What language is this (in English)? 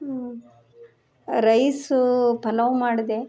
Kannada